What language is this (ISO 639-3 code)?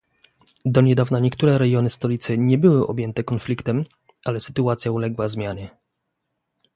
pol